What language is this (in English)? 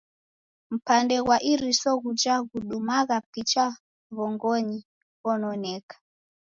Taita